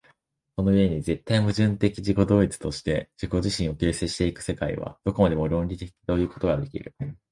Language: Japanese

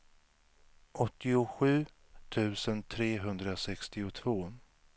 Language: Swedish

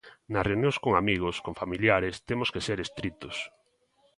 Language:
Galician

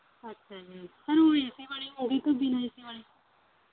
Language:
Punjabi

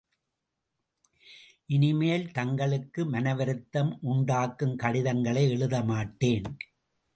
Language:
Tamil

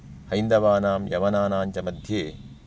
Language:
Sanskrit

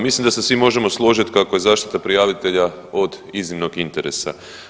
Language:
Croatian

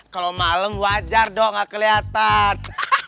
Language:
Indonesian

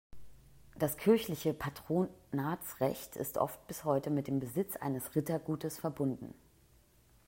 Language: German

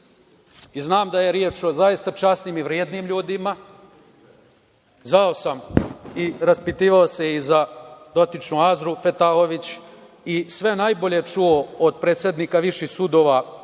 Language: Serbian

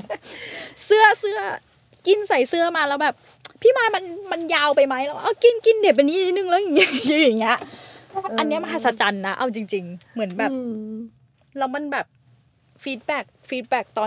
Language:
Thai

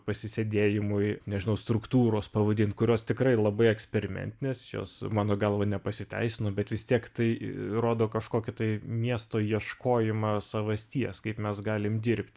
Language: Lithuanian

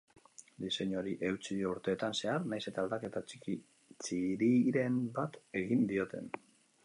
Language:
Basque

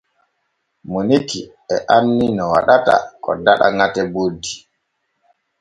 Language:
Borgu Fulfulde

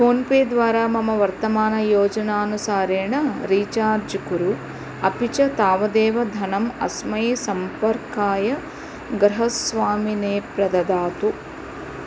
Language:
Sanskrit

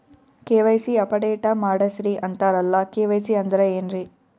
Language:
Kannada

